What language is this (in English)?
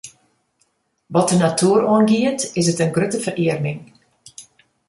Western Frisian